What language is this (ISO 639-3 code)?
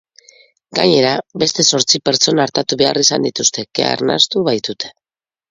eus